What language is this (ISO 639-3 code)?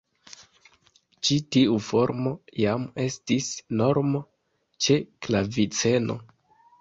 epo